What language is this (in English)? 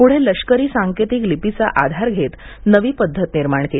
Marathi